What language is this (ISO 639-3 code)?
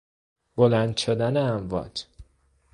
fas